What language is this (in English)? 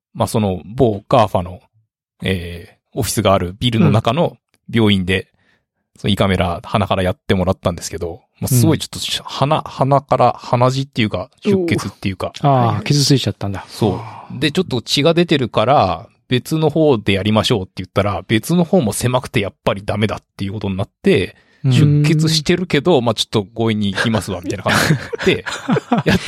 Japanese